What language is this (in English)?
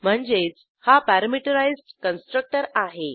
Marathi